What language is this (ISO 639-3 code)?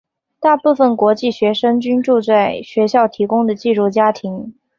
zho